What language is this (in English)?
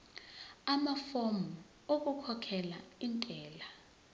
Zulu